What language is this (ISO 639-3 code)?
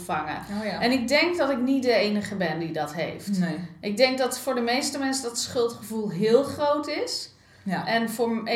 nld